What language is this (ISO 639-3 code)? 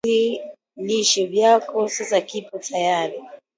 swa